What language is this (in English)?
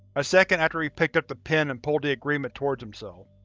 English